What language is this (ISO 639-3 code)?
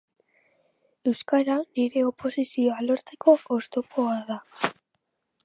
eus